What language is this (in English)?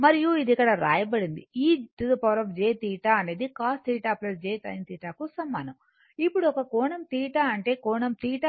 Telugu